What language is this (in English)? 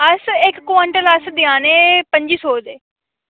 Dogri